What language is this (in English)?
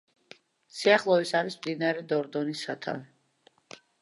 Georgian